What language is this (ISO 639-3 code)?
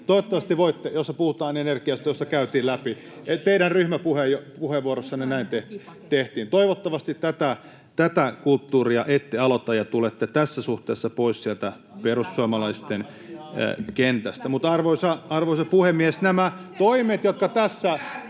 fin